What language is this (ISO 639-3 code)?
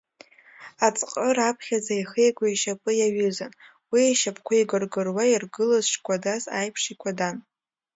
abk